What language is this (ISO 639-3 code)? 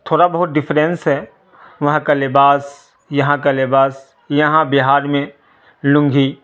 urd